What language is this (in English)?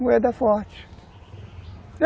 Portuguese